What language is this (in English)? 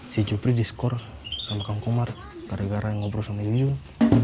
Indonesian